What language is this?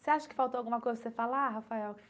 Portuguese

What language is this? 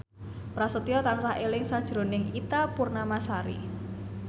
Javanese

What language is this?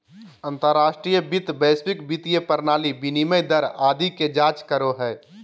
Magahi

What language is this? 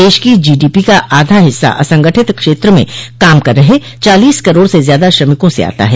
Hindi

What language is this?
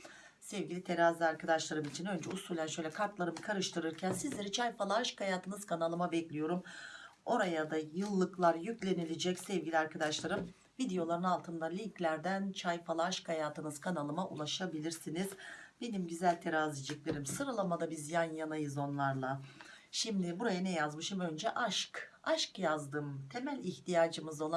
Turkish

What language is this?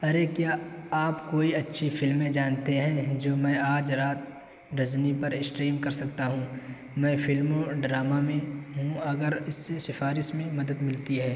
Urdu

